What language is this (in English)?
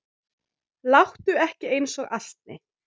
Icelandic